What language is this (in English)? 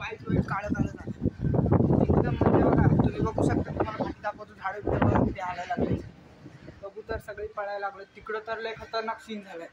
Marathi